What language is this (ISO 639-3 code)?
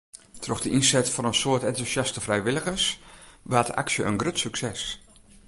fry